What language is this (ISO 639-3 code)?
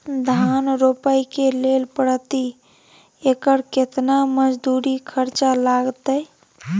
mai